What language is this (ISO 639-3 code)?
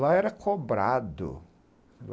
por